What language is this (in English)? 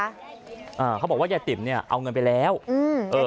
Thai